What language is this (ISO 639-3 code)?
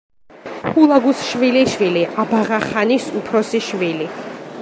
kat